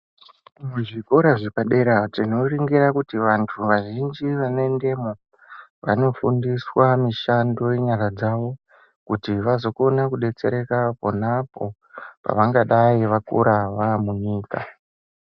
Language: Ndau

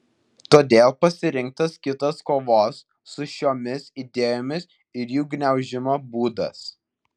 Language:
Lithuanian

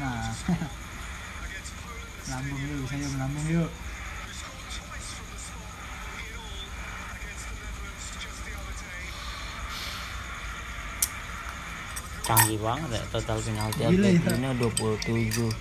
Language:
Indonesian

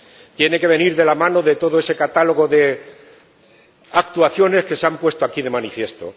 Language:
Spanish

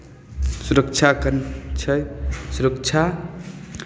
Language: Maithili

